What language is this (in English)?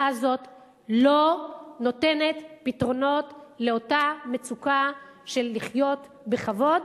Hebrew